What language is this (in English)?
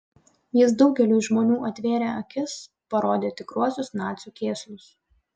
Lithuanian